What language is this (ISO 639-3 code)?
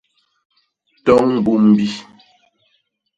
bas